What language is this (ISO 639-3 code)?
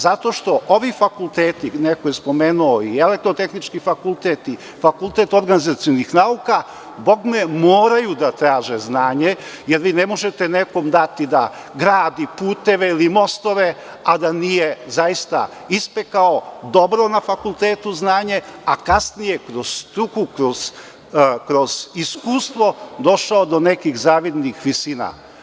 srp